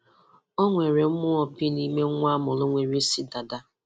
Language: Igbo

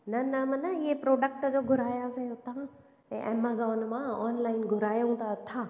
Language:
Sindhi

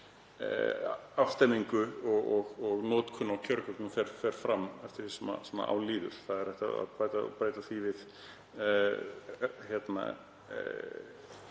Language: Icelandic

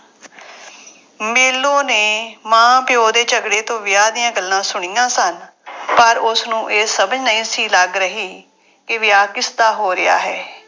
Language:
Punjabi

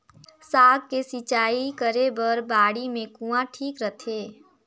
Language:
Chhattisgarhi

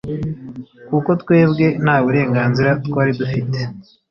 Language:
Kinyarwanda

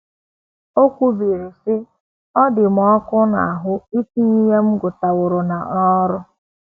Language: Igbo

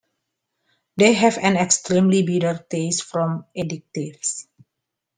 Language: English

